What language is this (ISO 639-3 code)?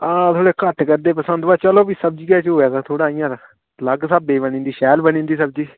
doi